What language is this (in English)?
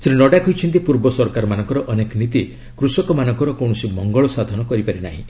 Odia